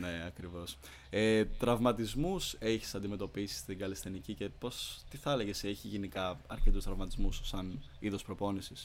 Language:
Greek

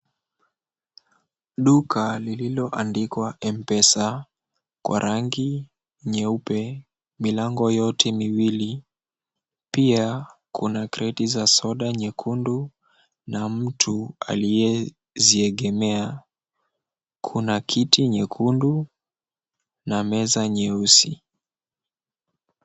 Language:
Swahili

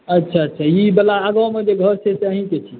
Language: Maithili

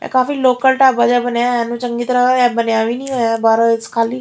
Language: Punjabi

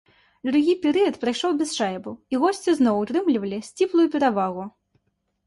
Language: Belarusian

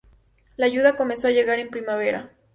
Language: Spanish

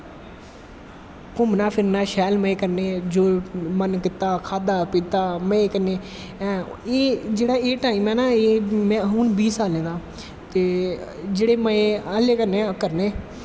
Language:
Dogri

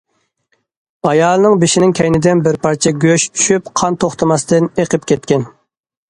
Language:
Uyghur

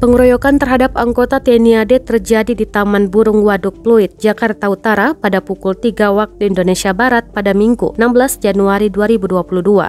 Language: Indonesian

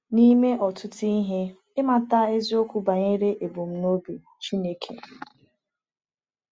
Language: Igbo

